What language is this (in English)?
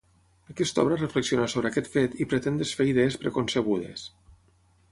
Catalan